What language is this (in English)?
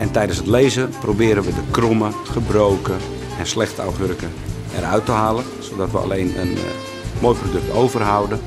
Dutch